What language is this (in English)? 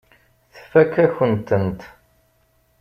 Kabyle